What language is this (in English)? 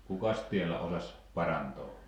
Finnish